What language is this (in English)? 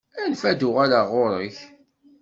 Kabyle